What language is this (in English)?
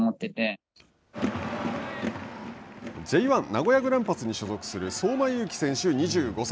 Japanese